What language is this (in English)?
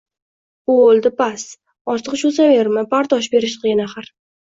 Uzbek